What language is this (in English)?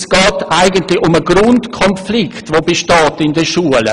Swiss German